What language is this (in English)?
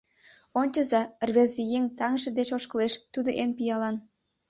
Mari